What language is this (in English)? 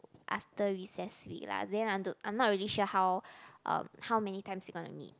English